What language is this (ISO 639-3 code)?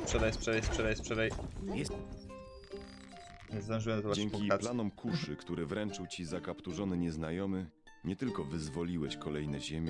pol